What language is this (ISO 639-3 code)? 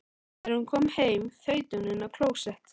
isl